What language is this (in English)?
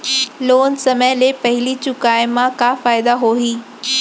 Chhattisgarhi